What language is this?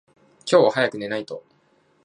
Japanese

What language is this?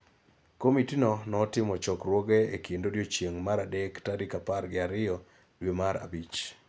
Luo (Kenya and Tanzania)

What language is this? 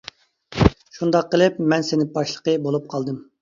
Uyghur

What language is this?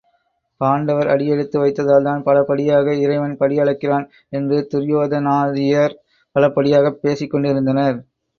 Tamil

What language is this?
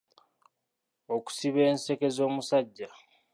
Ganda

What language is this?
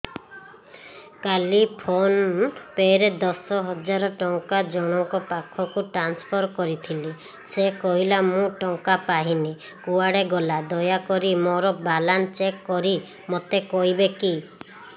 Odia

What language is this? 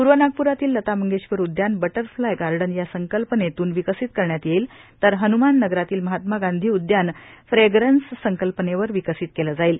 Marathi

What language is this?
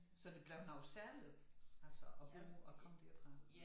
Danish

